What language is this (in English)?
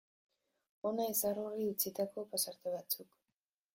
Basque